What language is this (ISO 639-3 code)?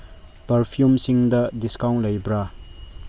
mni